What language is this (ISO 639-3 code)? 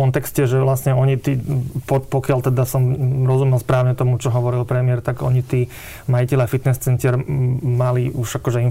slk